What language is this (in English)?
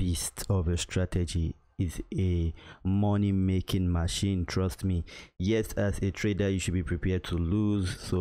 English